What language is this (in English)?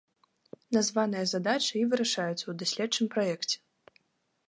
Belarusian